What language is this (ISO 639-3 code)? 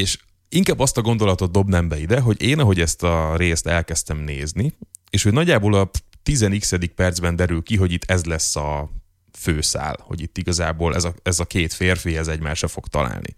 hun